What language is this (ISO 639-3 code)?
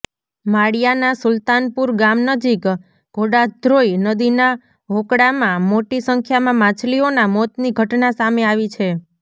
guj